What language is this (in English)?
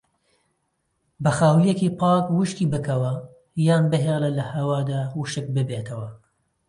Central Kurdish